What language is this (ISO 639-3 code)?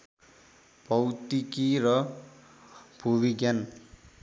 nep